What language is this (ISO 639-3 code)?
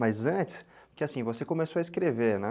por